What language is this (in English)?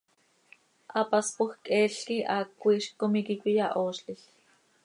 Seri